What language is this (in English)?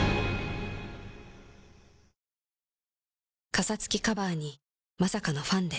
Japanese